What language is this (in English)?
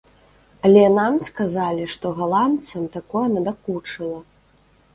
Belarusian